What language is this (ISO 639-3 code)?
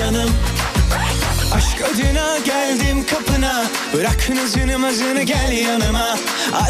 tur